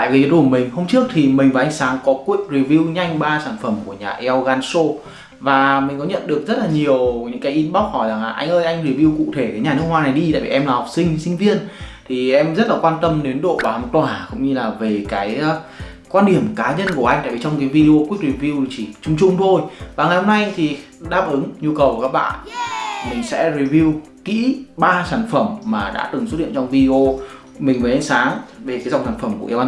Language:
Vietnamese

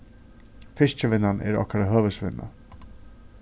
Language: Faroese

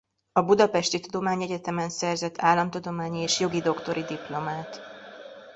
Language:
Hungarian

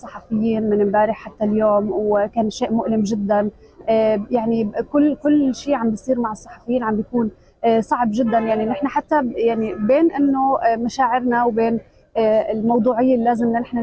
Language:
Indonesian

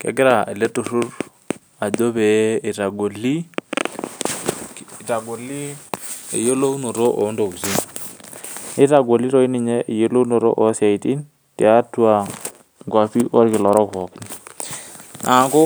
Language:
Masai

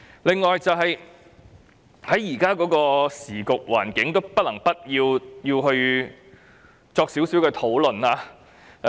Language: Cantonese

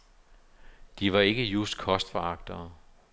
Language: Danish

